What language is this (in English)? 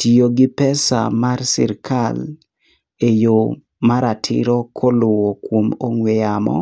Luo (Kenya and Tanzania)